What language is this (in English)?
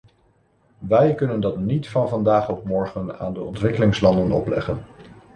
Dutch